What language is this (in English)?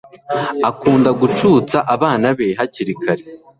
Kinyarwanda